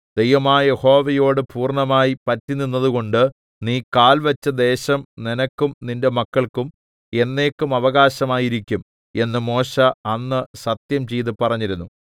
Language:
Malayalam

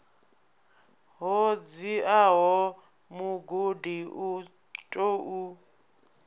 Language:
Venda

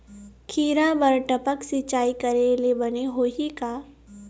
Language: Chhattisgarhi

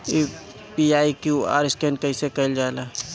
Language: Bhojpuri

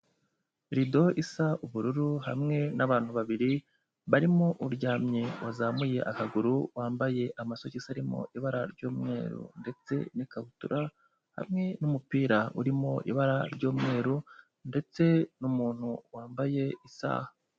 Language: Kinyarwanda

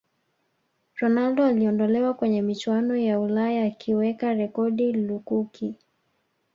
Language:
Swahili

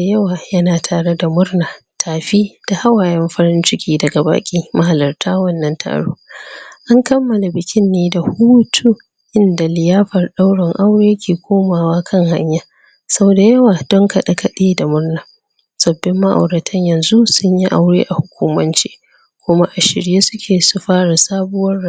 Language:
Hausa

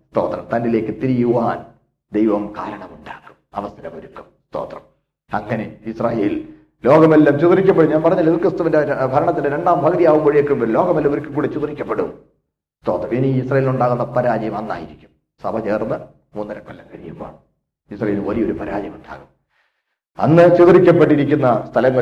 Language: Malayalam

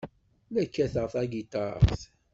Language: Kabyle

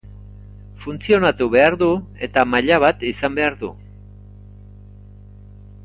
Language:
Basque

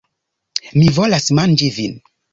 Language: Esperanto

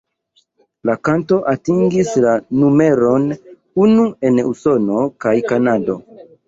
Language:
Esperanto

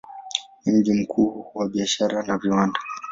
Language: Swahili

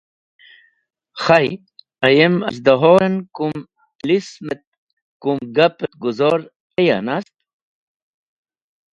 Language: Wakhi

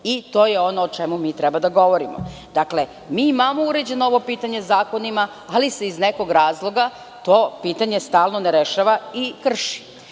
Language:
Serbian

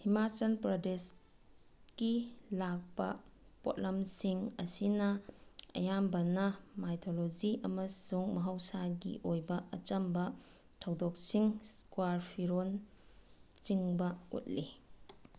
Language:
Manipuri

